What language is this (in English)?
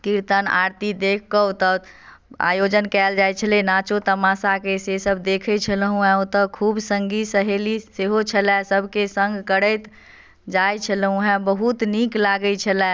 Maithili